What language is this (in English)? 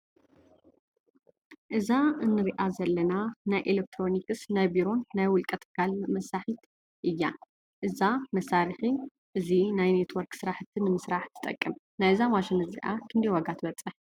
Tigrinya